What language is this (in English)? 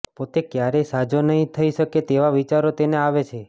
Gujarati